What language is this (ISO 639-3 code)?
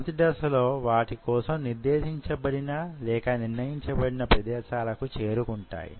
tel